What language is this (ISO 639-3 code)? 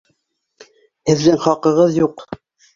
bak